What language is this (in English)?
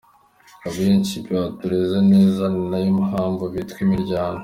Kinyarwanda